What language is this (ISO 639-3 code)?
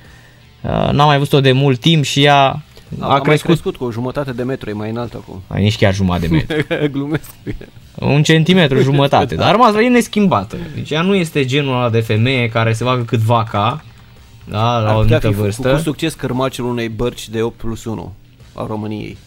ron